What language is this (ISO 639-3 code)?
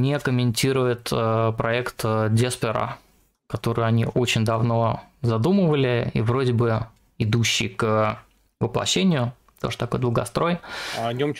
rus